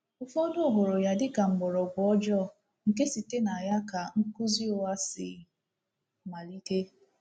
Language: Igbo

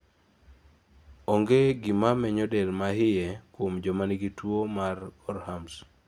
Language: Luo (Kenya and Tanzania)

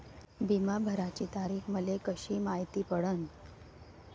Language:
Marathi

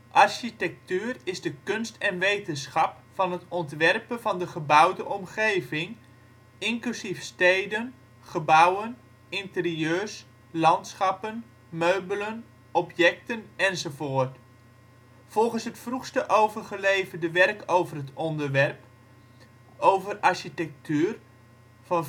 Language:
Dutch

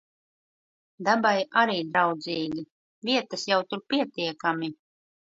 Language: Latvian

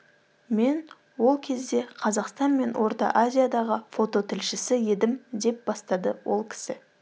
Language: Kazakh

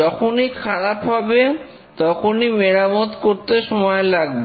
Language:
Bangla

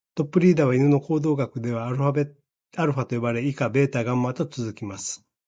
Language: Japanese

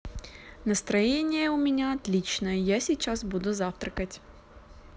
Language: Russian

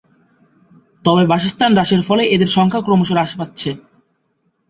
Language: Bangla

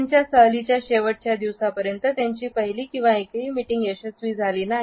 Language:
Marathi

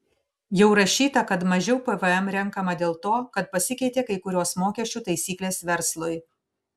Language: Lithuanian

